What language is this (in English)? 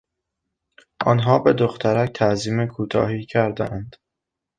Persian